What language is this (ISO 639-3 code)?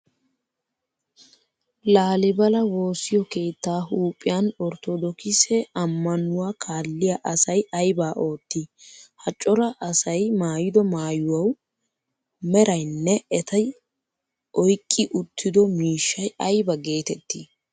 wal